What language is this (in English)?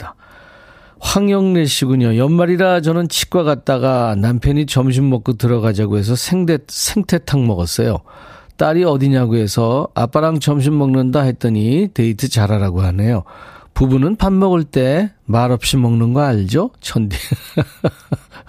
Korean